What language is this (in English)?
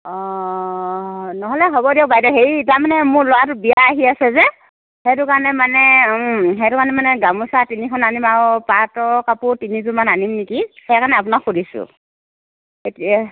Assamese